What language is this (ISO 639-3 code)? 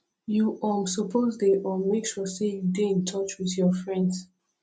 pcm